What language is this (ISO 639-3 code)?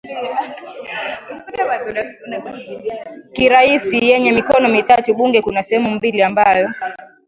swa